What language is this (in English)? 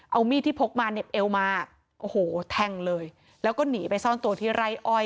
Thai